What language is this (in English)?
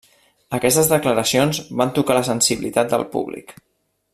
Catalan